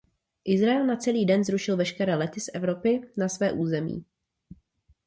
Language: Czech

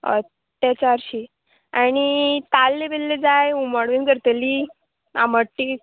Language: Konkani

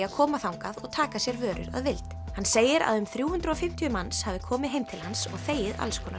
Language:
Icelandic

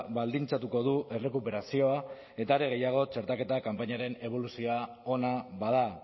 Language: Basque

